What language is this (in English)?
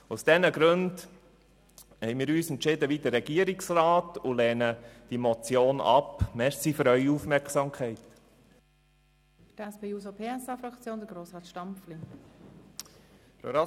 Swiss German